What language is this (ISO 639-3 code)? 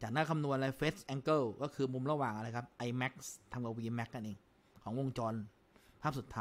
tha